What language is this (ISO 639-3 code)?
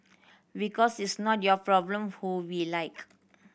eng